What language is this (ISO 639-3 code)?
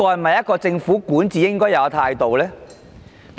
yue